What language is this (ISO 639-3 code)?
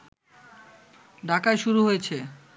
ben